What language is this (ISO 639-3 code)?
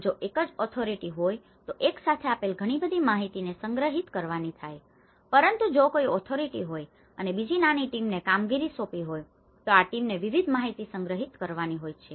guj